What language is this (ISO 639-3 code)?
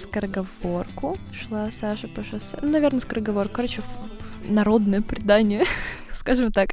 rus